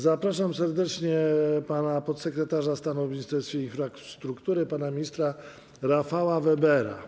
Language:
Polish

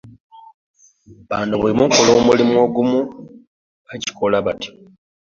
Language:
Ganda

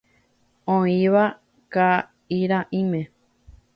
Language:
Guarani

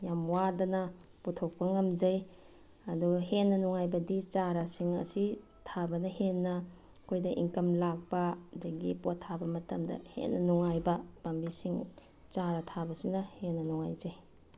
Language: Manipuri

